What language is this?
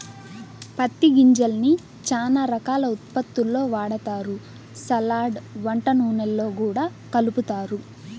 Telugu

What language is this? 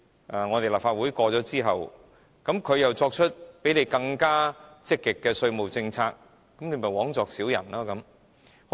Cantonese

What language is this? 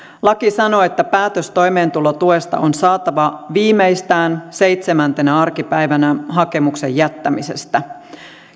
Finnish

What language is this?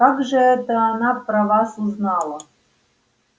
Russian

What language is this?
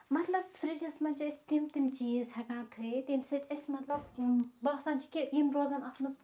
Kashmiri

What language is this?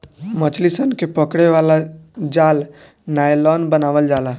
Bhojpuri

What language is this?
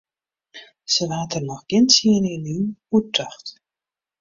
Western Frisian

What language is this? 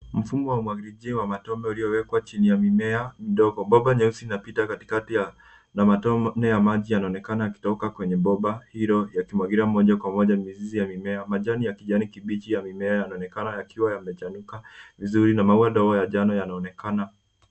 Swahili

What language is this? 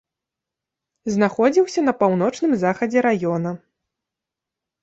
Belarusian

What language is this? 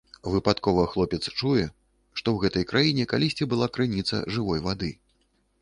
Belarusian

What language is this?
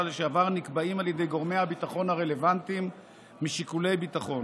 Hebrew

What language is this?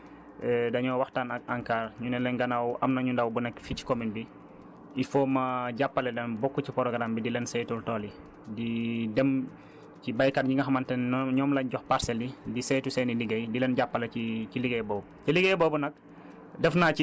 Wolof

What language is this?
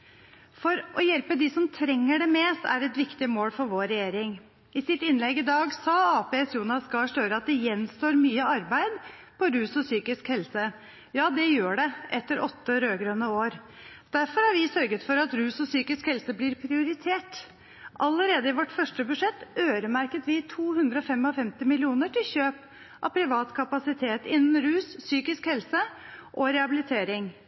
Norwegian Bokmål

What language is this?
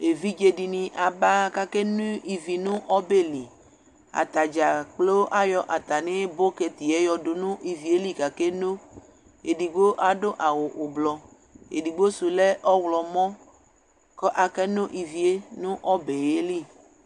Ikposo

